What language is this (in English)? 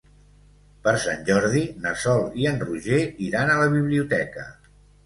Catalan